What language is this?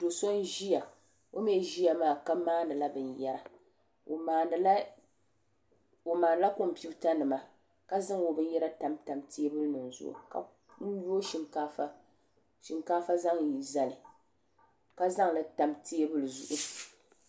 Dagbani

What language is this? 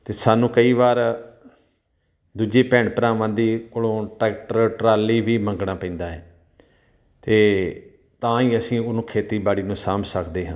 Punjabi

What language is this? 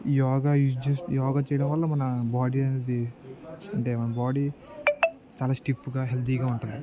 Telugu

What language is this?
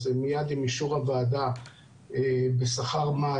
Hebrew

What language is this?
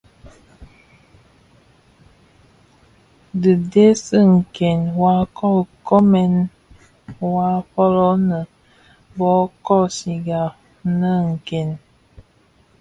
Bafia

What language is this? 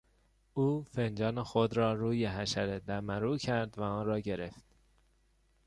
Persian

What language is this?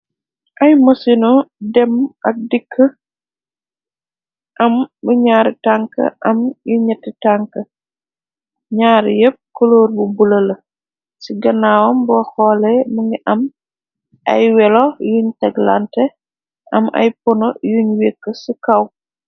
Wolof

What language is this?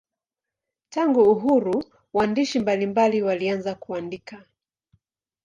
Swahili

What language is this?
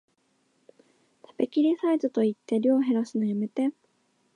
Japanese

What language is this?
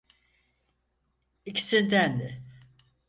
Turkish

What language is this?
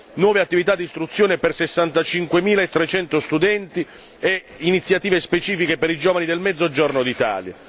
Italian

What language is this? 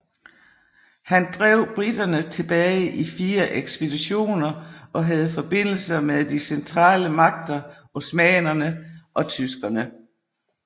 Danish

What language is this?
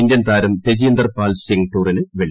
Malayalam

